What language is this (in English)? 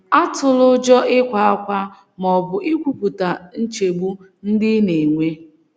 Igbo